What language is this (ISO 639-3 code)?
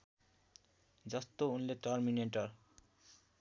nep